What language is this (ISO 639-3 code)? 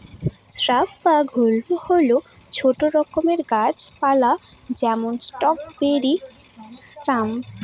ben